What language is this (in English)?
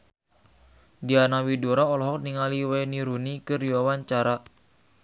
Sundanese